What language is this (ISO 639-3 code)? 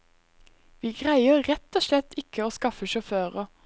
nor